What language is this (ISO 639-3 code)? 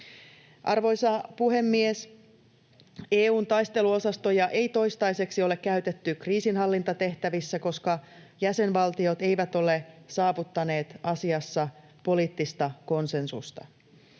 fin